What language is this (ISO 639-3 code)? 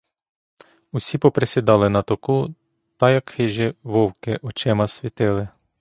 ukr